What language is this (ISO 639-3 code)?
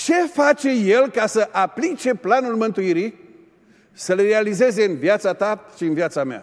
ron